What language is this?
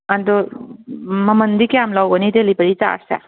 Manipuri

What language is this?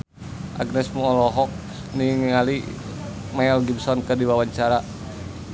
Sundanese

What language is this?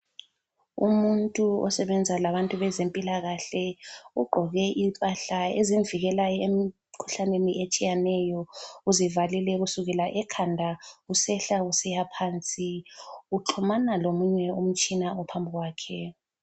North Ndebele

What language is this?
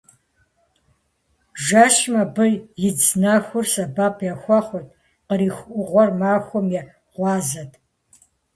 Kabardian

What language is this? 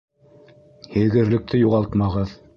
Bashkir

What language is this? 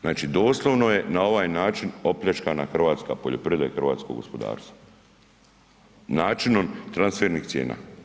Croatian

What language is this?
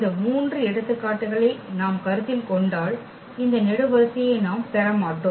Tamil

